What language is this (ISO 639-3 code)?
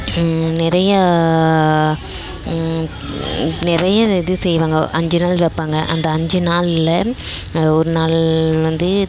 tam